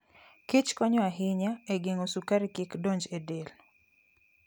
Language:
Luo (Kenya and Tanzania)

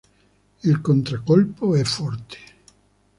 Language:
Italian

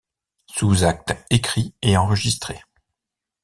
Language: French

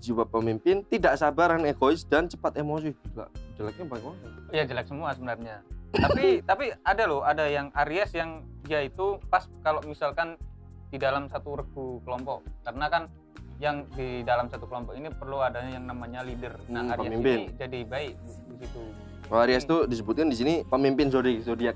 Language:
Indonesian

